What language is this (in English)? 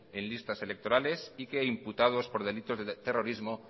Spanish